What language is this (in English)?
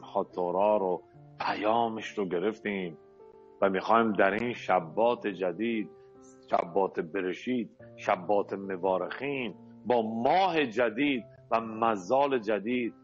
Persian